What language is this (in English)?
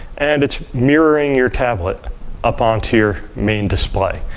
English